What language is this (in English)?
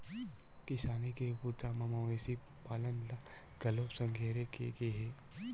Chhattisgarhi